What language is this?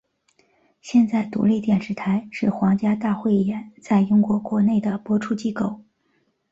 Chinese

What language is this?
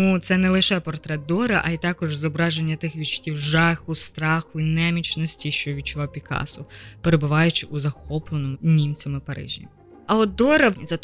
Ukrainian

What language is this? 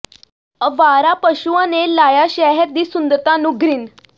Punjabi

